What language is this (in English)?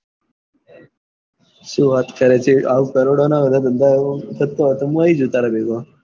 Gujarati